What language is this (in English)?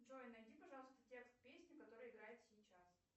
Russian